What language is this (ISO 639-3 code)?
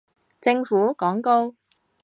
yue